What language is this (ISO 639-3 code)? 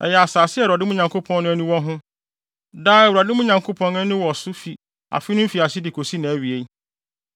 aka